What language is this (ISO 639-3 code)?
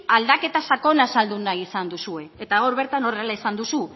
eus